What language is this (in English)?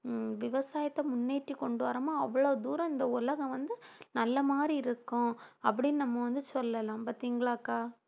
Tamil